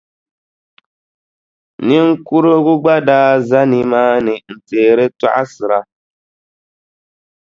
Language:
Dagbani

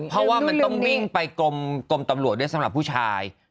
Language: Thai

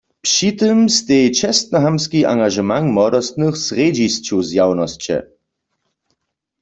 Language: Upper Sorbian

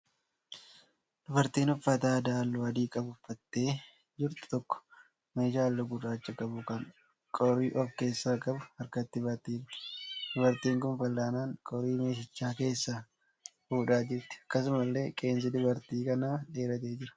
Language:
Oromo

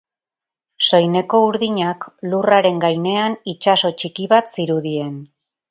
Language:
Basque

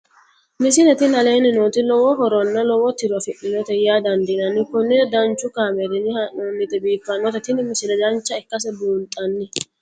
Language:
Sidamo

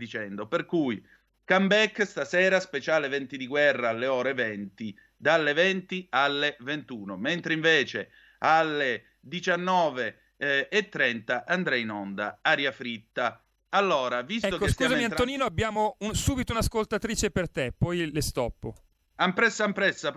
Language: Italian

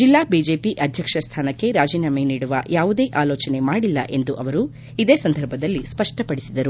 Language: Kannada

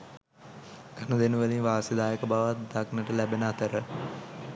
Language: Sinhala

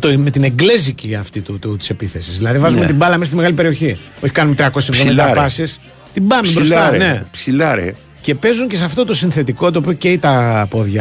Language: Greek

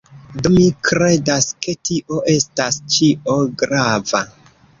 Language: Esperanto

